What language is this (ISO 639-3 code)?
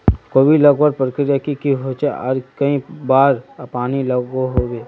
mag